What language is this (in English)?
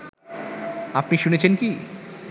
Bangla